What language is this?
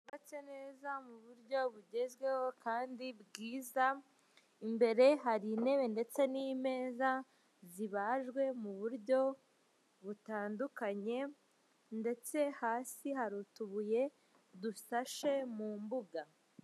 Kinyarwanda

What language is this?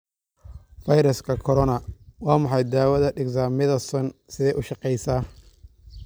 Somali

